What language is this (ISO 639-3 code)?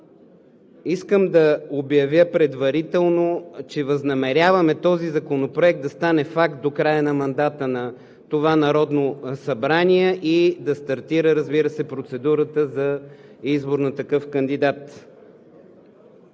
bul